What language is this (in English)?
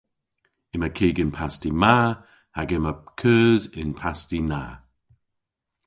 Cornish